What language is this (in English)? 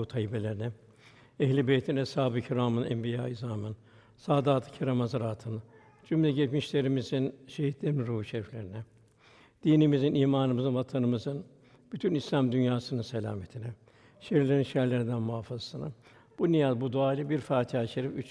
Turkish